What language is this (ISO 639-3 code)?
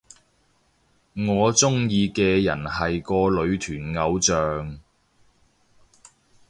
yue